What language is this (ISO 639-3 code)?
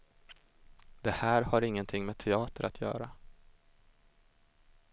swe